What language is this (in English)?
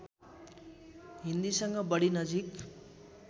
Nepali